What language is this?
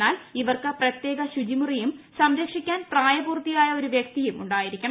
Malayalam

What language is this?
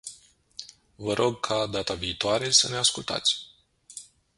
Romanian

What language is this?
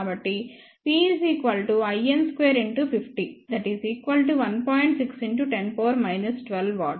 Telugu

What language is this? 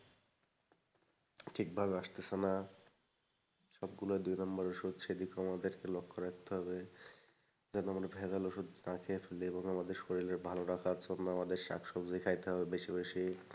Bangla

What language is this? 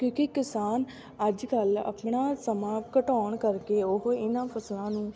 Punjabi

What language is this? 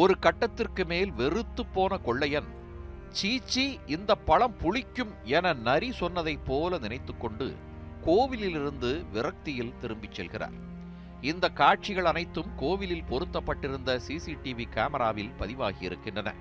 Tamil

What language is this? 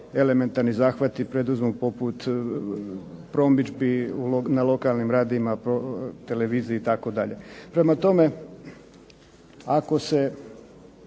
Croatian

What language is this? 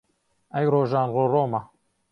Central Kurdish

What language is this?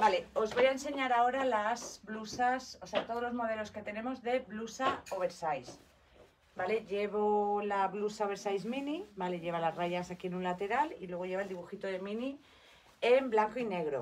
Spanish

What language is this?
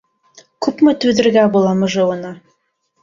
Bashkir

